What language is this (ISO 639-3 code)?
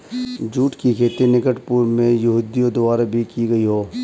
hin